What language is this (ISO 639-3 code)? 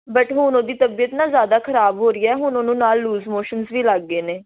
pan